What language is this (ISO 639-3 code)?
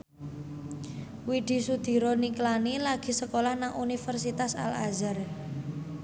jav